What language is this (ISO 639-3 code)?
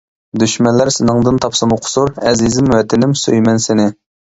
uig